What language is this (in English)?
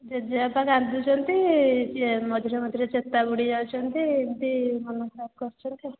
Odia